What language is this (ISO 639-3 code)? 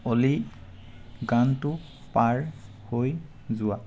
asm